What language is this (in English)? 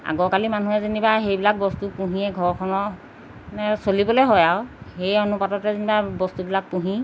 Assamese